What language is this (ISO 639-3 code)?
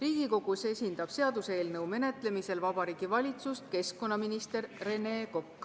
est